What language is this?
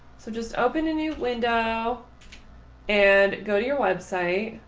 English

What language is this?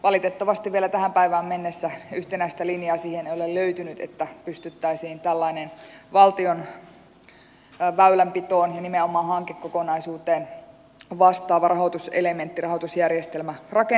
Finnish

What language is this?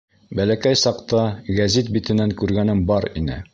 Bashkir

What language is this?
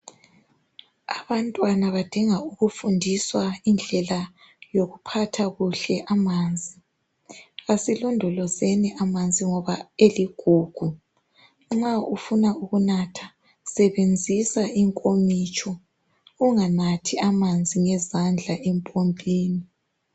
North Ndebele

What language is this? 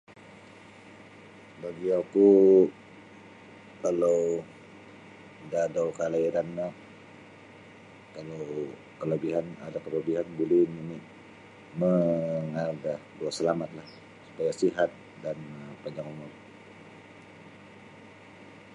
Sabah Bisaya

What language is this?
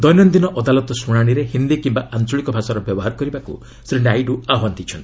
Odia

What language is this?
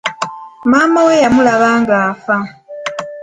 Ganda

